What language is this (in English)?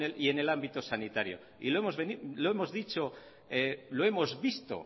Spanish